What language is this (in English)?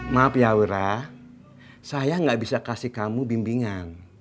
Indonesian